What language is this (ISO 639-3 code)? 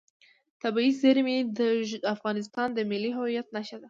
pus